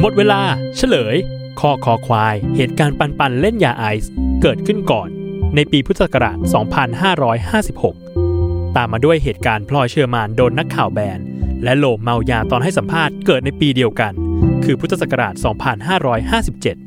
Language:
Thai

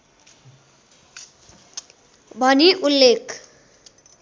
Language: Nepali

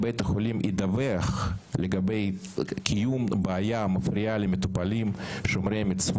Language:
Hebrew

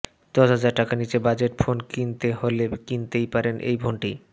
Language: Bangla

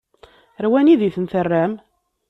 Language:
Kabyle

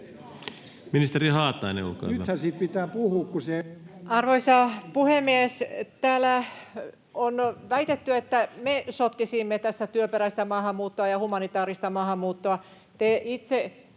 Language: Finnish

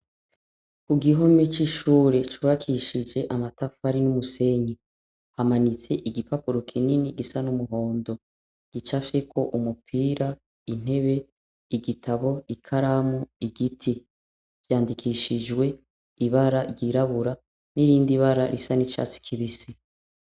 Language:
Rundi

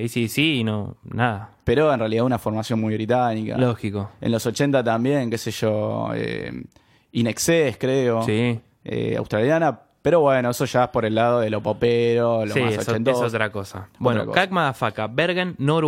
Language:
Spanish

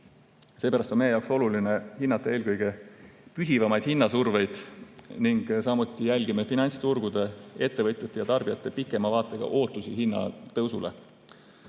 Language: Estonian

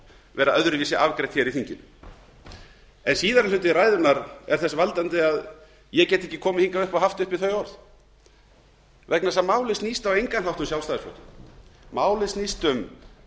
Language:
Icelandic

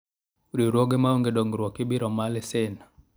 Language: Luo (Kenya and Tanzania)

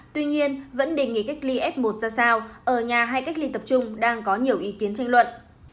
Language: Vietnamese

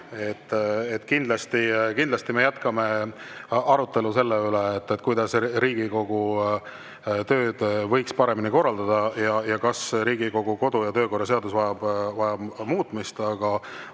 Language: Estonian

